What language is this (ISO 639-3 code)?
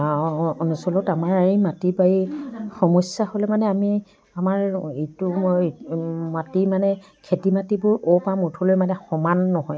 asm